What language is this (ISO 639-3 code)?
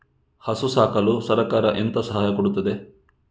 kan